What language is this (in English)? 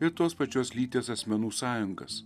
Lithuanian